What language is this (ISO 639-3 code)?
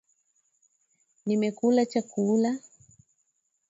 swa